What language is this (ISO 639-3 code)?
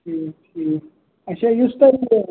kas